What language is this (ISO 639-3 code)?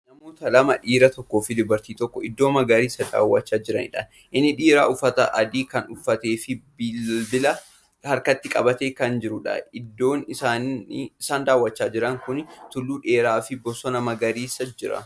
orm